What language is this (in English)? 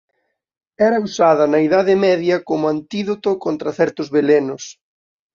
Galician